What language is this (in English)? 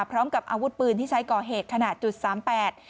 Thai